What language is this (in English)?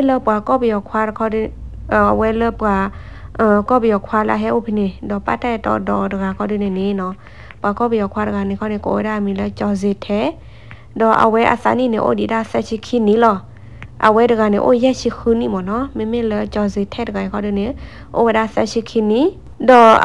Thai